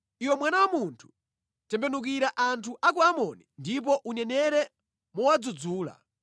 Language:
Nyanja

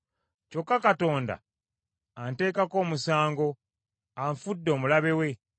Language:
Ganda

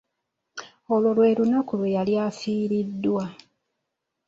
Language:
Ganda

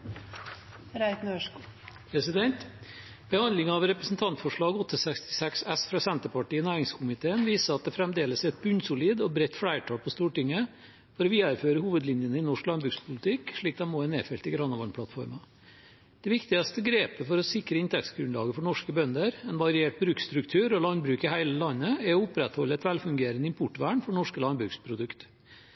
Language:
Norwegian Bokmål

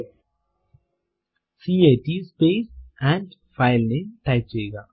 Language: Malayalam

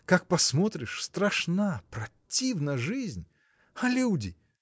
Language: Russian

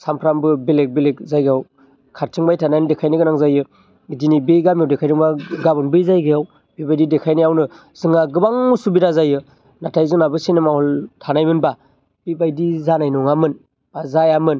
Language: Bodo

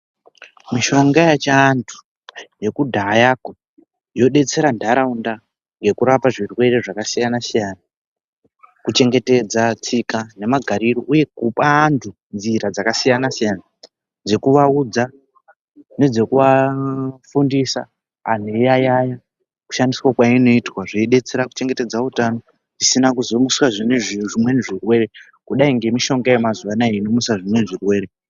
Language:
Ndau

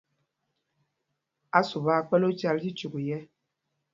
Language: Mpumpong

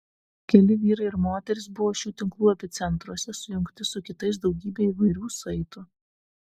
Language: Lithuanian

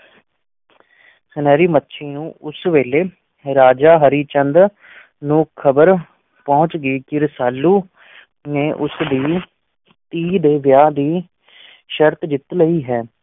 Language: Punjabi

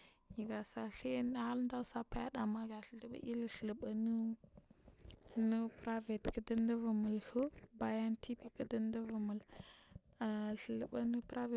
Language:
Marghi South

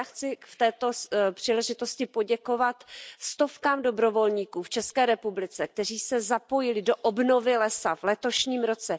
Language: Czech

